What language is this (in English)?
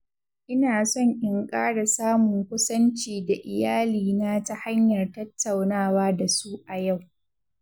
Hausa